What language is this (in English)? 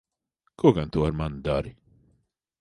Latvian